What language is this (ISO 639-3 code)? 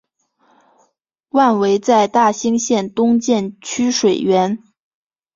zho